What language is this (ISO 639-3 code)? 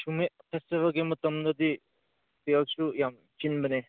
mni